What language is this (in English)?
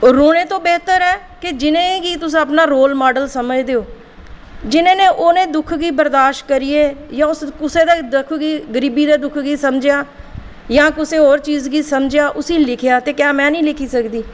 Dogri